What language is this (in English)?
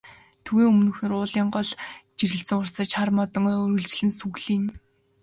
Mongolian